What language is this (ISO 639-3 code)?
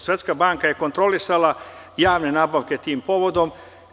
srp